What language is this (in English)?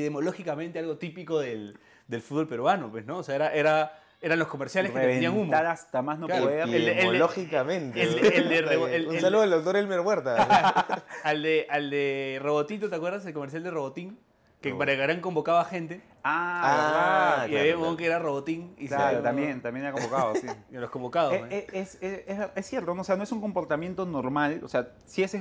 Spanish